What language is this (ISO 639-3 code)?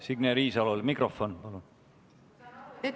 est